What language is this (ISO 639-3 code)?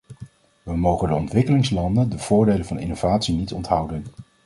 nld